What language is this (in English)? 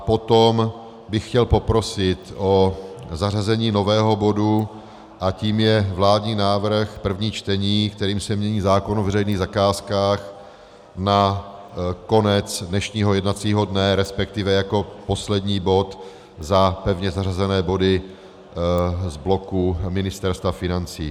Czech